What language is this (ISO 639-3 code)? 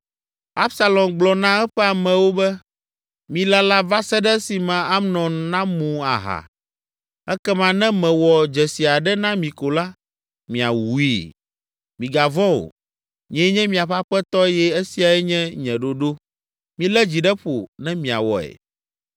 ewe